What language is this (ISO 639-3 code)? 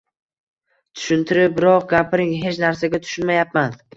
uzb